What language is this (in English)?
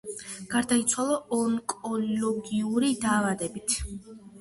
Georgian